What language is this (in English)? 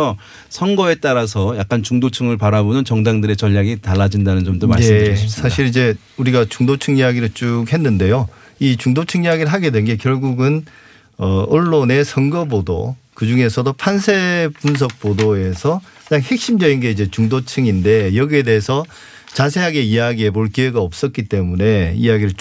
Korean